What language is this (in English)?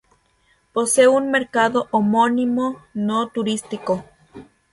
Spanish